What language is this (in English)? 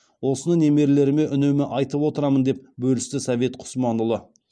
Kazakh